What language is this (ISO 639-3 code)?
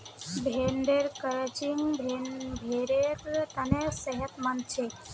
mag